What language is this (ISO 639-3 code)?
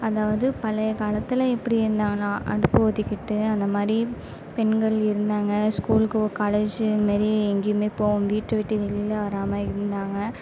tam